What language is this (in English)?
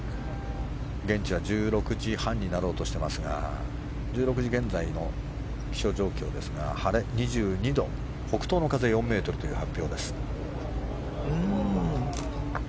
Japanese